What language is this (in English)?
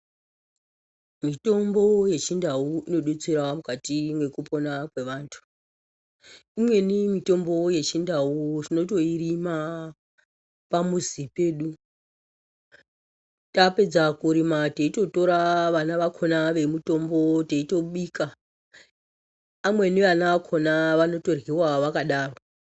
Ndau